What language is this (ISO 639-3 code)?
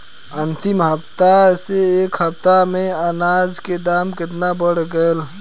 bho